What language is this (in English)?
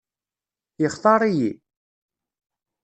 Kabyle